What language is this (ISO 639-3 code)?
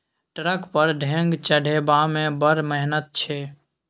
mai